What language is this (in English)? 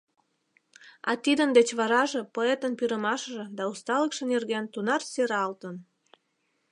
Mari